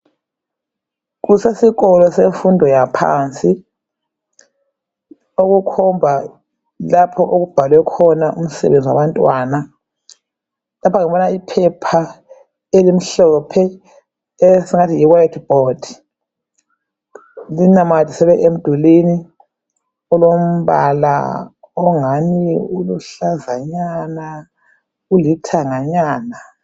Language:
North Ndebele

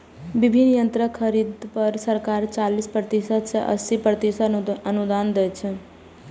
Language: Maithili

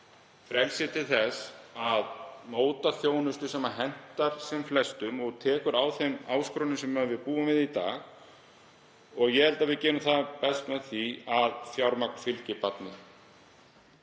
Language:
Icelandic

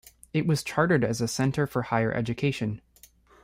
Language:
English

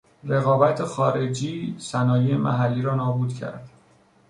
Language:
Persian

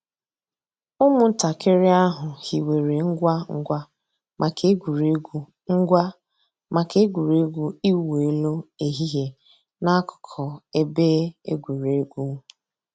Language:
Igbo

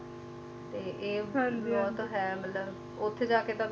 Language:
Punjabi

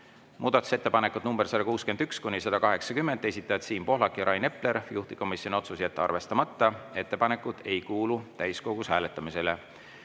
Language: Estonian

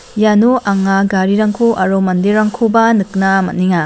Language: Garo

